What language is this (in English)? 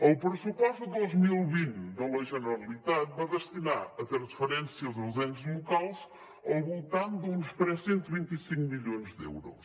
Catalan